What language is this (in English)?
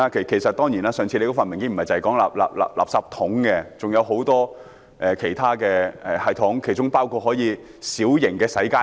Cantonese